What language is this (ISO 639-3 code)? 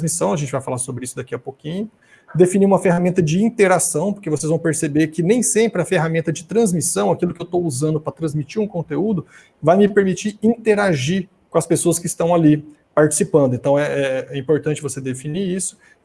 por